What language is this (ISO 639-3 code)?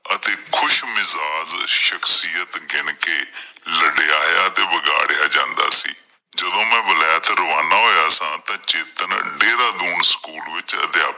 pan